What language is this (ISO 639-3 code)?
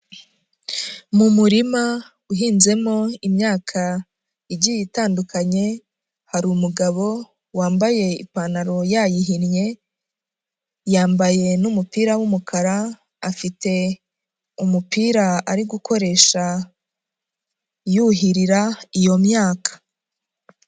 kin